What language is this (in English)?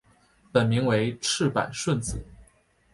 Chinese